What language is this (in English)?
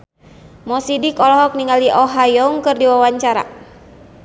Sundanese